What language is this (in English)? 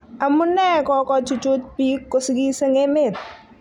Kalenjin